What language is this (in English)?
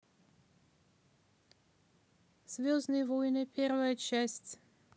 Russian